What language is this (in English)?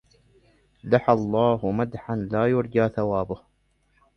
Arabic